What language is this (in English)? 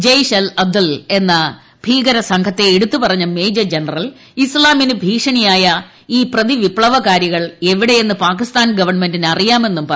Malayalam